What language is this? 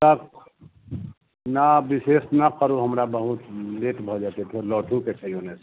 Maithili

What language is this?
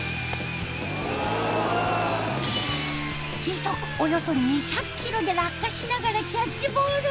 Japanese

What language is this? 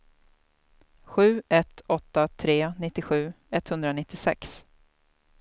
Swedish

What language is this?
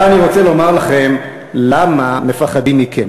Hebrew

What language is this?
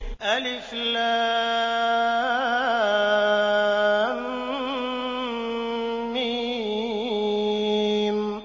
Arabic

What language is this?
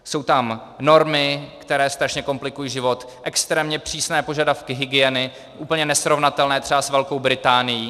Czech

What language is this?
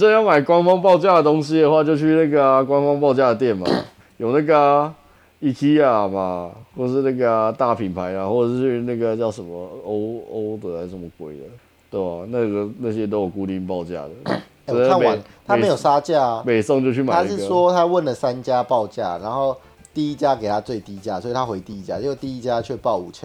Chinese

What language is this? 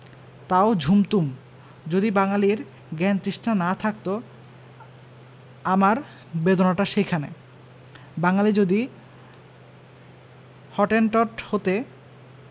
Bangla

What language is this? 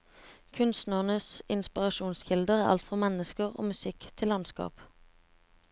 Norwegian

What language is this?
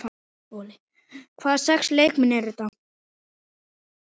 Icelandic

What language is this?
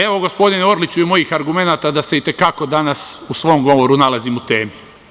Serbian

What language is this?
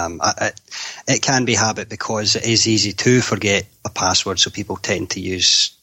English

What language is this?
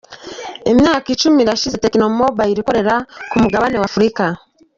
Kinyarwanda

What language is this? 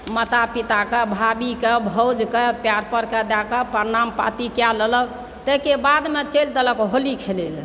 Maithili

